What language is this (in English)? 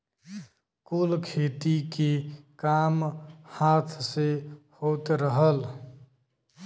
Bhojpuri